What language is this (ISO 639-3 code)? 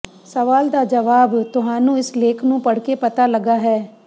pan